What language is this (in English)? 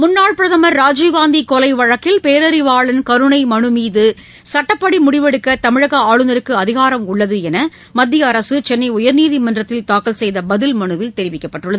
Tamil